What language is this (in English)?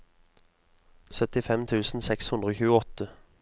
Norwegian